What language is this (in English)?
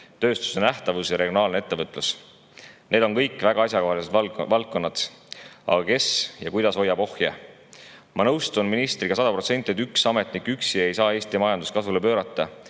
Estonian